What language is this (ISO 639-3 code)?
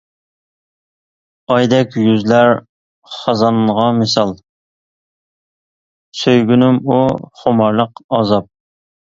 uig